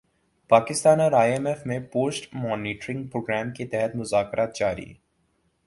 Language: Urdu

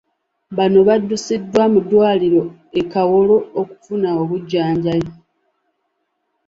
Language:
Ganda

